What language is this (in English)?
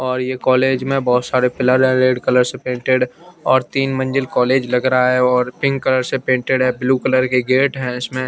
Hindi